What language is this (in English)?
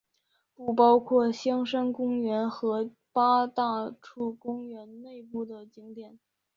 Chinese